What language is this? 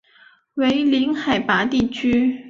Chinese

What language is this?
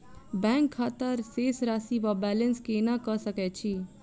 Maithili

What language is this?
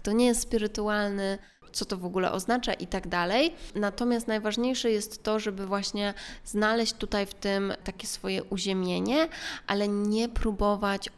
Polish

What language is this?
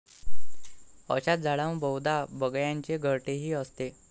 Marathi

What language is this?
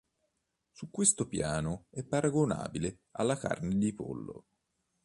Italian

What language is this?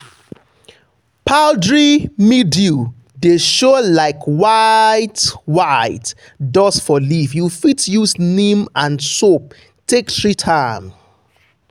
Nigerian Pidgin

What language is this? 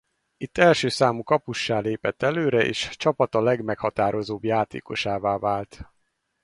Hungarian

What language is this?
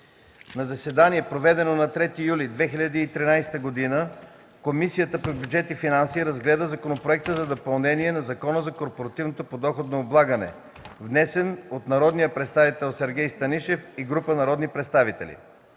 Bulgarian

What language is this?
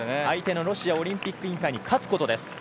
Japanese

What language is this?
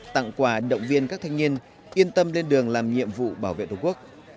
Vietnamese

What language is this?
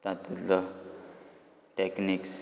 Konkani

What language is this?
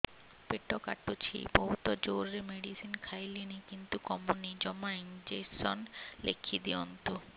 Odia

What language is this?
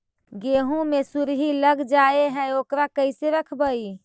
Magahi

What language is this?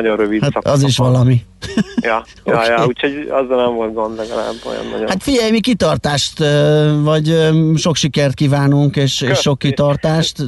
Hungarian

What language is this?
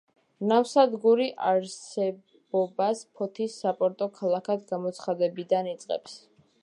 Georgian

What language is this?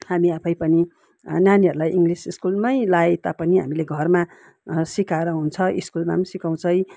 Nepali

